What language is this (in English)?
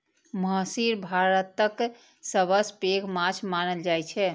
Maithili